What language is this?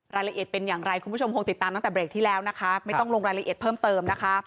Thai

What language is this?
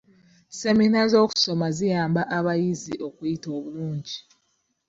Ganda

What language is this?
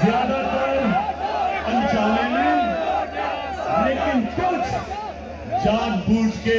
Hindi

